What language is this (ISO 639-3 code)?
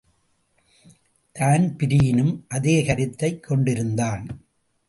tam